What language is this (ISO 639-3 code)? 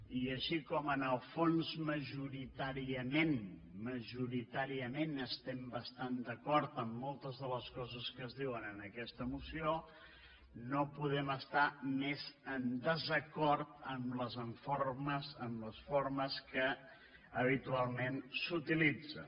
cat